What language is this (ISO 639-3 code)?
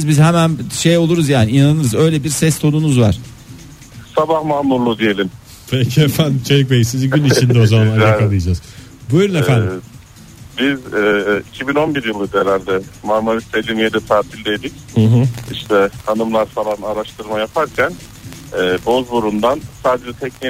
tur